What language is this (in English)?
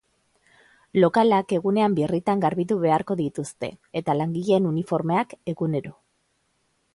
Basque